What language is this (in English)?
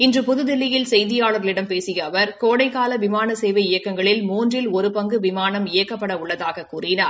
Tamil